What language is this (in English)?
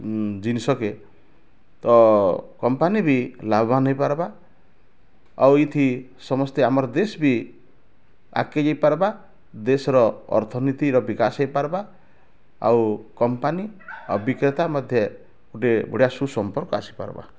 Odia